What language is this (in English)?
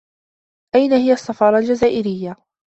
Arabic